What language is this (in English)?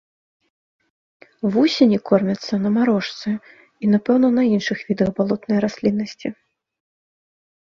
Belarusian